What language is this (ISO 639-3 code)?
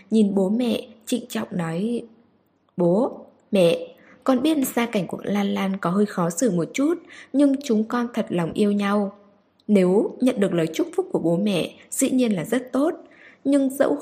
vie